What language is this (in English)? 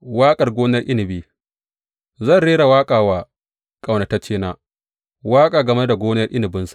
Hausa